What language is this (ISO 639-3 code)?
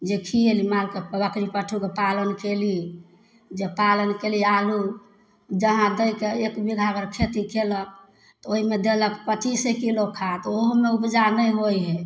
mai